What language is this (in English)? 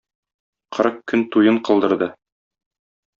Tatar